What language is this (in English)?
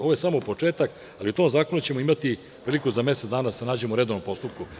Serbian